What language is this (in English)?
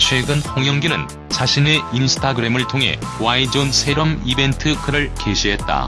Korean